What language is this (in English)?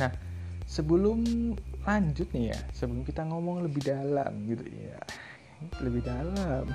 Indonesian